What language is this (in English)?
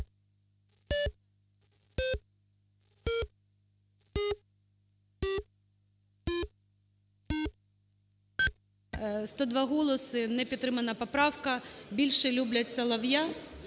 Ukrainian